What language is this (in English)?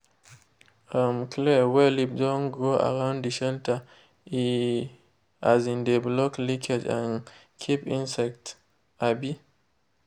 Nigerian Pidgin